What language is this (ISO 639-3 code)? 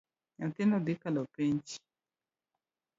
luo